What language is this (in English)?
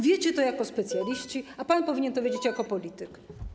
Polish